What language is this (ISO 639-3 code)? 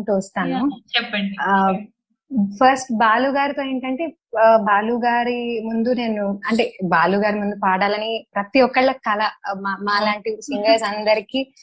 tel